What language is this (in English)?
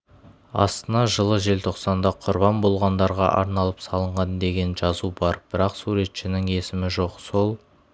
Kazakh